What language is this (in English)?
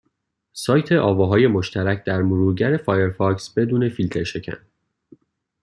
Persian